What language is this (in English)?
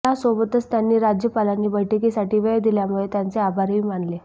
Marathi